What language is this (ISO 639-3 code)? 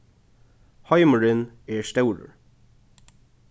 fao